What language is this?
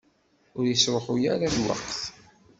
Kabyle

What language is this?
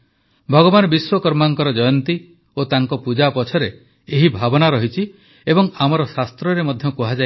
Odia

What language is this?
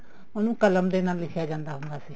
Punjabi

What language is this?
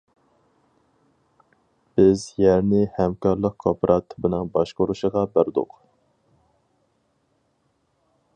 Uyghur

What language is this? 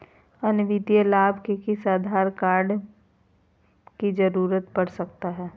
Magahi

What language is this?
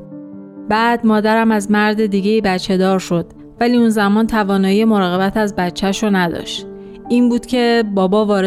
Persian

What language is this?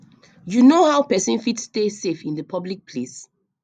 Nigerian Pidgin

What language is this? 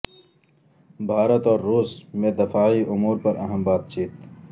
Urdu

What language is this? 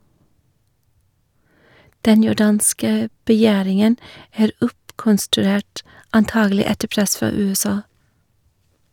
Norwegian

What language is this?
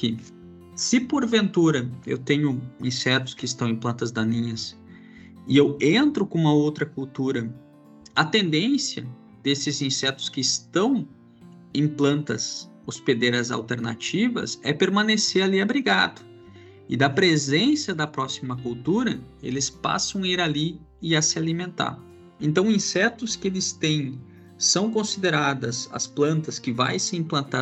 Portuguese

